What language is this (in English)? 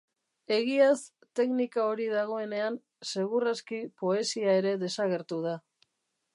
Basque